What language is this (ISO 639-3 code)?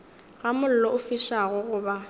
nso